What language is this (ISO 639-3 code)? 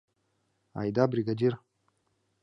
chm